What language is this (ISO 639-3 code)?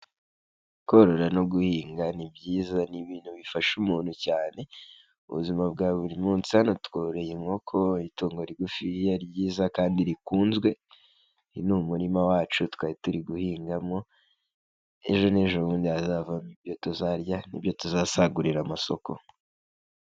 kin